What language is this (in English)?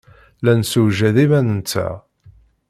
Kabyle